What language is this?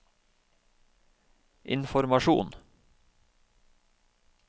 Norwegian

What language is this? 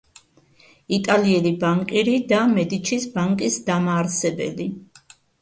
Georgian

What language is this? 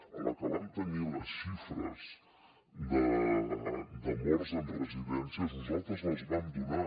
Catalan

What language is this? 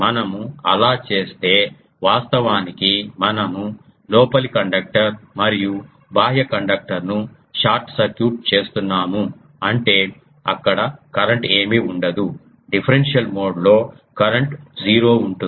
Telugu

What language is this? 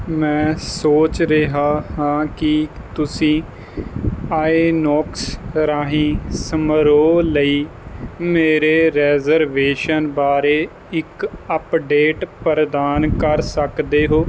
Punjabi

